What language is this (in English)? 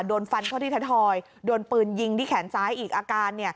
Thai